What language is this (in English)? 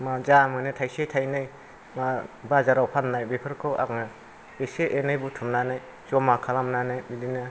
Bodo